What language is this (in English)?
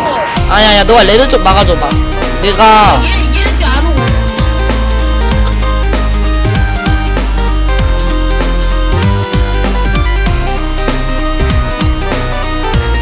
Korean